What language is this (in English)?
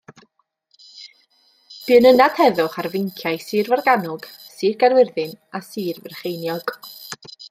Welsh